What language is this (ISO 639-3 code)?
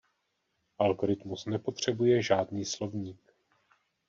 ces